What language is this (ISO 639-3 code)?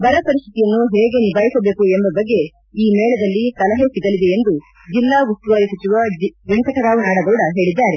kan